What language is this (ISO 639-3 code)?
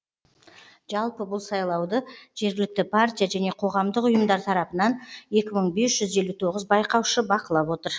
kaz